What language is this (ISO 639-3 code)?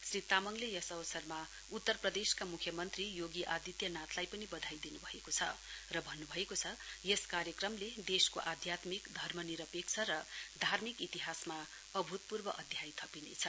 nep